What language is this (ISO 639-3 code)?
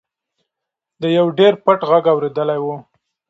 pus